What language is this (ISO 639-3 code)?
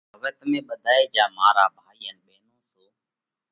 kvx